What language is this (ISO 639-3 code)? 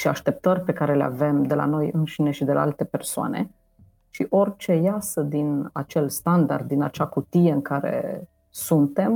ron